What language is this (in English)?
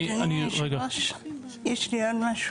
Hebrew